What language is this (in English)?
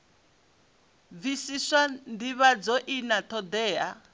Venda